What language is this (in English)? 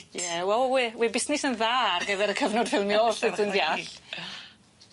Welsh